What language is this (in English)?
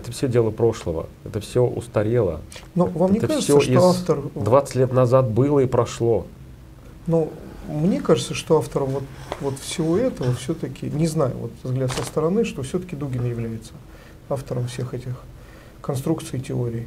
Russian